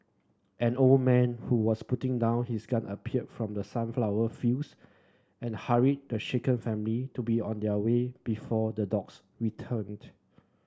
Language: English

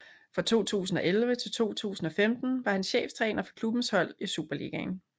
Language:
Danish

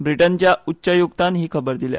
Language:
Konkani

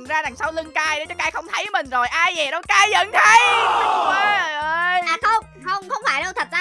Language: Vietnamese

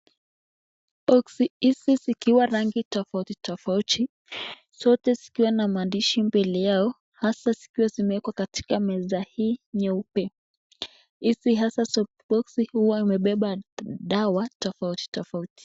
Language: Swahili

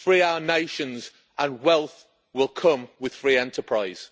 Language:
English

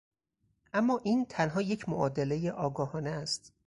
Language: Persian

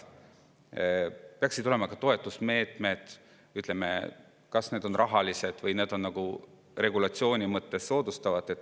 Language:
Estonian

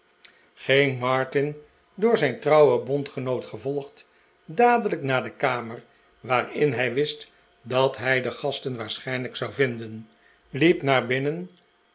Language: Dutch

